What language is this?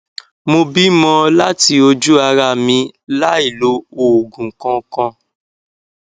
Yoruba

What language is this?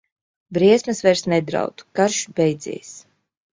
Latvian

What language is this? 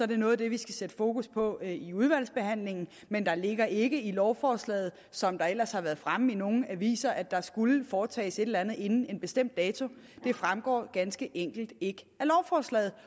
Danish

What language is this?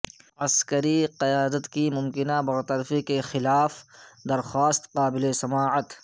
Urdu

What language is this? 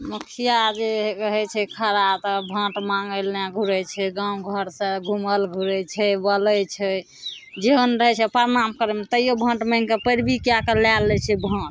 Maithili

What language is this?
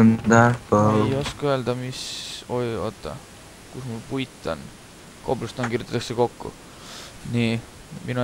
Finnish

